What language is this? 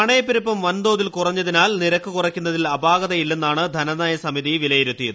Malayalam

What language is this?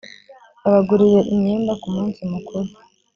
Kinyarwanda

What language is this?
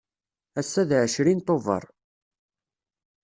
Kabyle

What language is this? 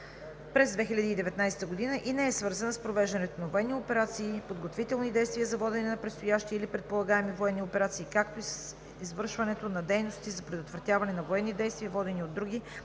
Bulgarian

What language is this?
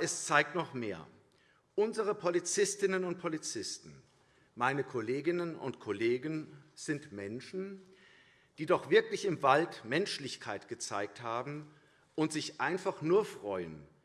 German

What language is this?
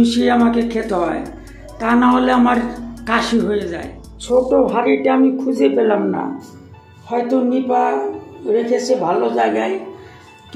Indonesian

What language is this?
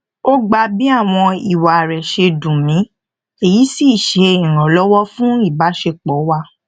Yoruba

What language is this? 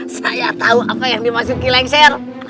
Indonesian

